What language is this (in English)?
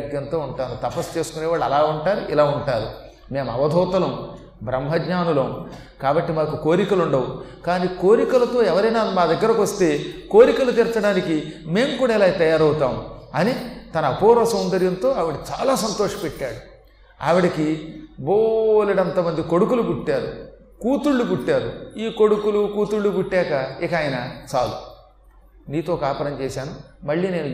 Telugu